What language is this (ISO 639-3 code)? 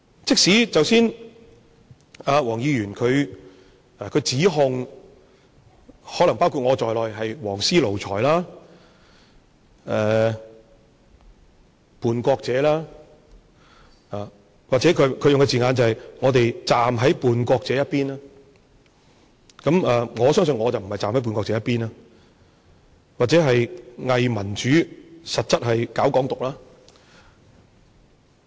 yue